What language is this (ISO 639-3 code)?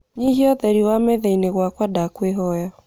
kik